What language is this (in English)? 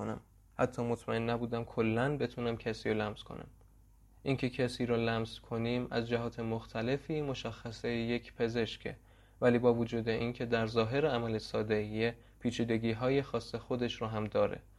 Persian